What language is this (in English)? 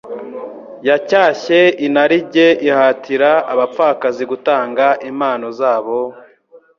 Kinyarwanda